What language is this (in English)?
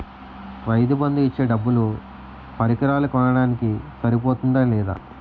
Telugu